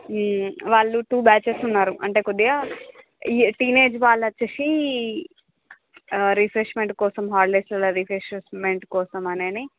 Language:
Telugu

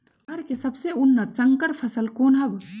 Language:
Magahi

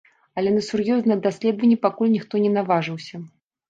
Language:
Belarusian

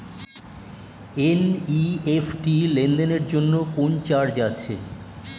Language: Bangla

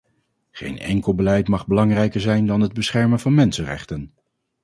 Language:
Dutch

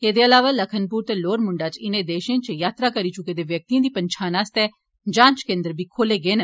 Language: Dogri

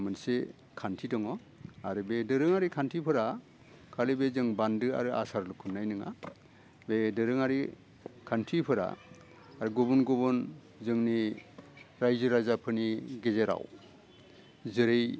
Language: Bodo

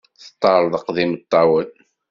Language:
Kabyle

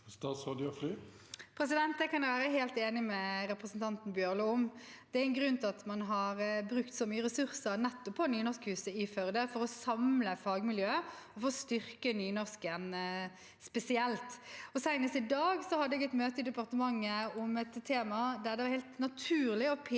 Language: Norwegian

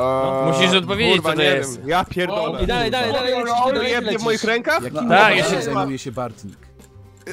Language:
Polish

